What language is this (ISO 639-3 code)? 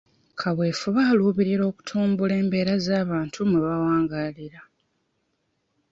lug